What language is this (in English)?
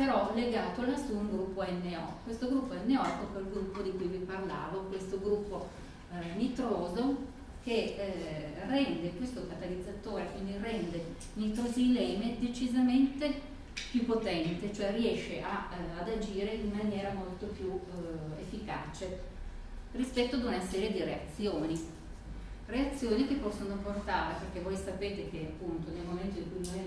Italian